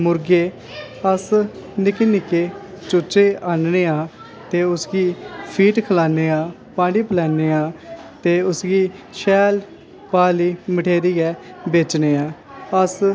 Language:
Dogri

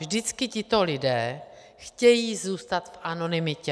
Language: Czech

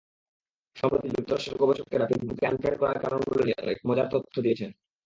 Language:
Bangla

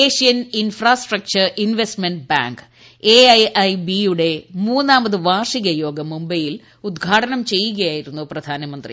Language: Malayalam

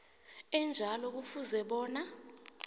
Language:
South Ndebele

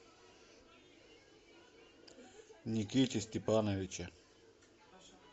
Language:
Russian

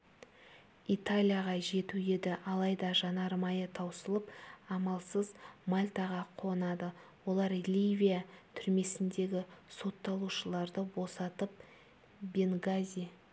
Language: Kazakh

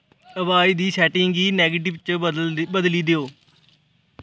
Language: Dogri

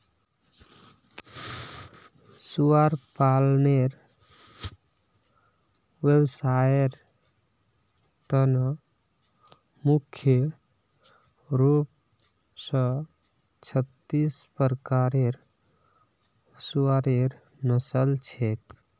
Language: Magahi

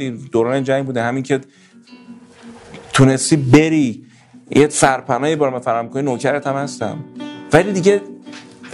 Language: Persian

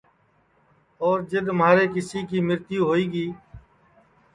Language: Sansi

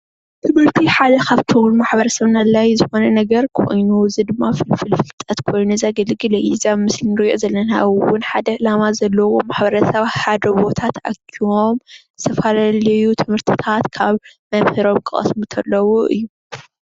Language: Tigrinya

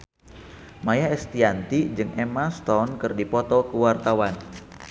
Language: Sundanese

